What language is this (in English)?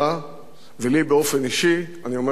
Hebrew